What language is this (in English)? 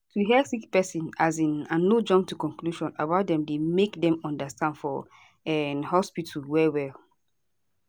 Nigerian Pidgin